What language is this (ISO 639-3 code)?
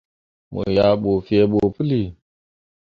mua